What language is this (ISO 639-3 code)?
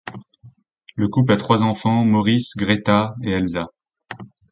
fra